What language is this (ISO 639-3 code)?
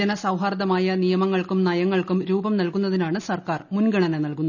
mal